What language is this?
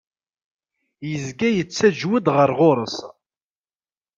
Kabyle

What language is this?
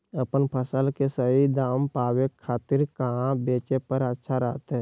Magahi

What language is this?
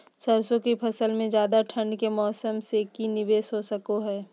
Magahi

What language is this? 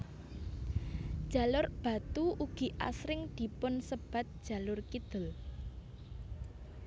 Javanese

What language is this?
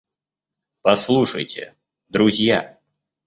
Russian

